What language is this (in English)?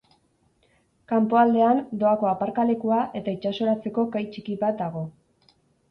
Basque